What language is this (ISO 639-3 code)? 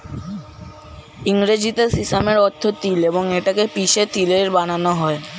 ben